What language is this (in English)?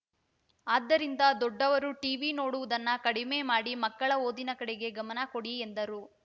Kannada